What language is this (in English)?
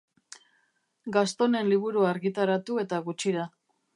Basque